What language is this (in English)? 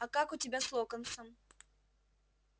Russian